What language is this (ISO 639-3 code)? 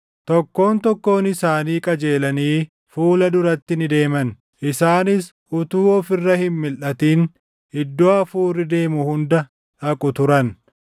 orm